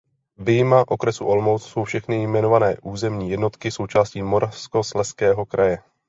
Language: Czech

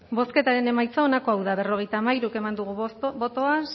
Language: Basque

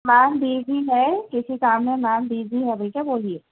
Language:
Urdu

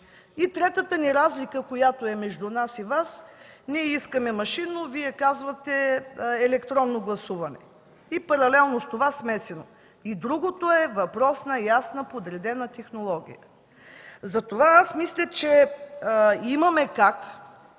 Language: Bulgarian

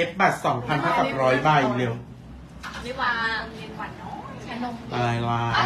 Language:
Thai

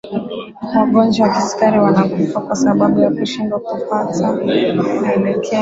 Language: Swahili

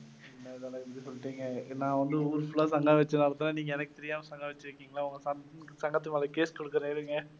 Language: Tamil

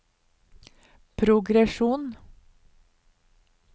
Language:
Norwegian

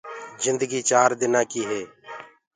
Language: Gurgula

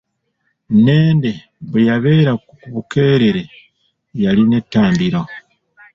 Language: Ganda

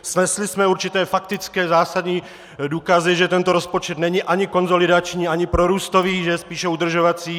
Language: Czech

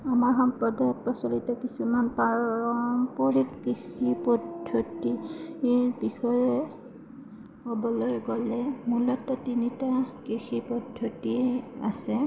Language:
Assamese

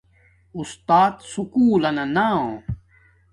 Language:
Domaaki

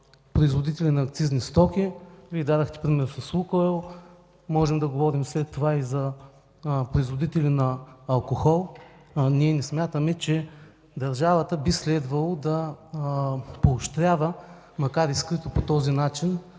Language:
Bulgarian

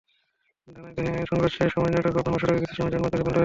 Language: Bangla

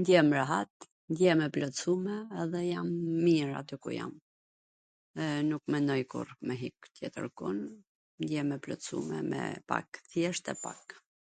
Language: Gheg Albanian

